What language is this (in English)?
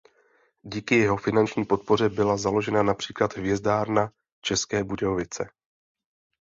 Czech